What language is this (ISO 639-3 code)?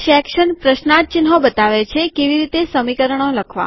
guj